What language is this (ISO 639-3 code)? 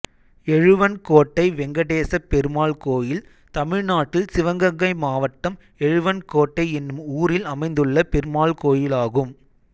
tam